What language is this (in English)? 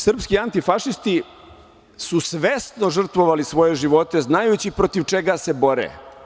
Serbian